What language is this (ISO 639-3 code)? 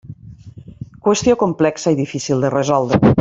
cat